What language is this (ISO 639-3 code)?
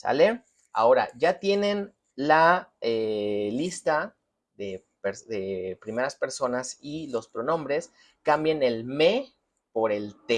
spa